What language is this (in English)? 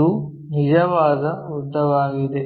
Kannada